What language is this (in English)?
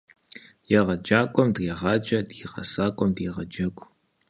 Kabardian